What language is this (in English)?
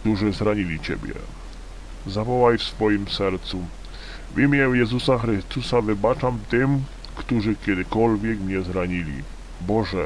Polish